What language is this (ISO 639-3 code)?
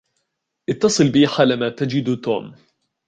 ara